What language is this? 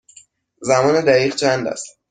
Persian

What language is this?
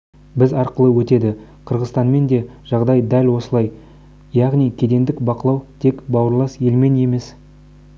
Kazakh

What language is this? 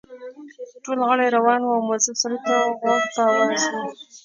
Pashto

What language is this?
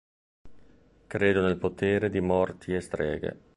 Italian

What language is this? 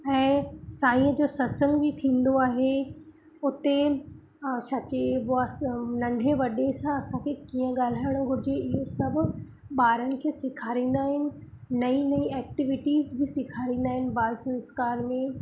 Sindhi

